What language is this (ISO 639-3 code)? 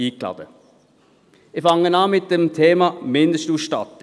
gsw